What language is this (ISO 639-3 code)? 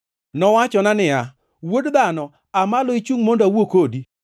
luo